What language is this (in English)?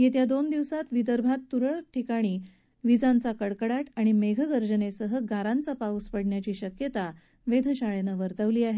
Marathi